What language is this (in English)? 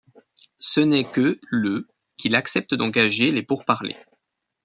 French